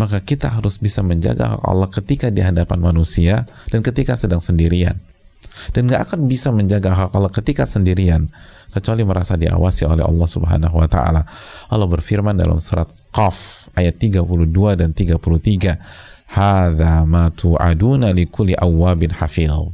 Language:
Indonesian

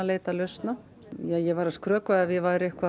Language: Icelandic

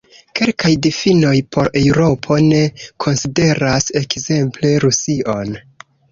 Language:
Esperanto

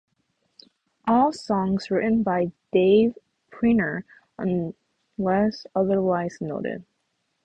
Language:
English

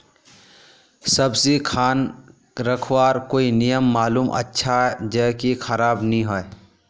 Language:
Magahi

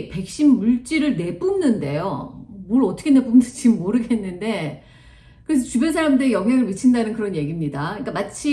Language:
Korean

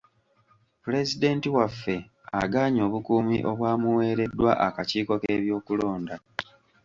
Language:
Ganda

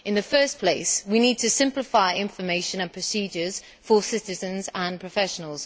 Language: English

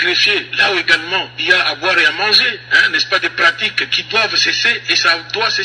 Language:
French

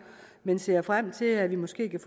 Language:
Danish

